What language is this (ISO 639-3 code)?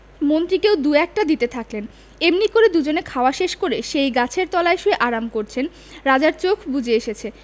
ben